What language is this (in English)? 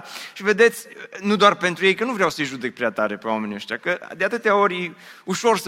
Romanian